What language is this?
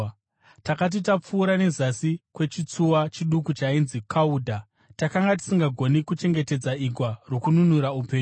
Shona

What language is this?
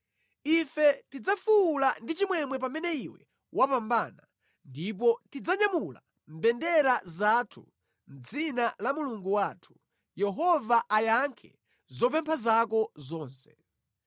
Nyanja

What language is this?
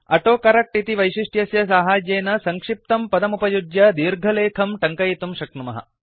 Sanskrit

